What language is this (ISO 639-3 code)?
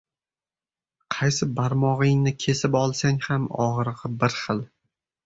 uzb